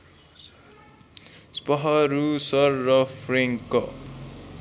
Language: Nepali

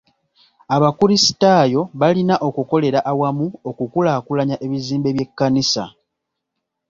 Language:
Ganda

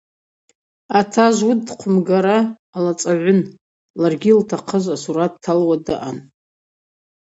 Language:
Abaza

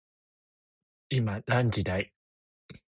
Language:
Japanese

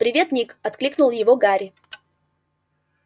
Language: Russian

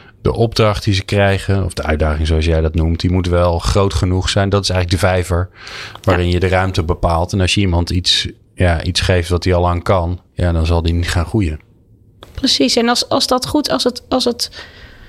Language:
Dutch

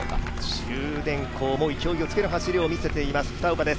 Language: Japanese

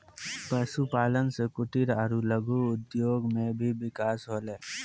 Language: Maithili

